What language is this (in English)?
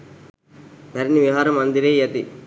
Sinhala